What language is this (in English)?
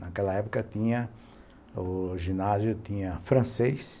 Portuguese